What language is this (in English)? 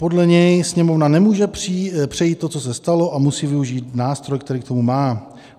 Czech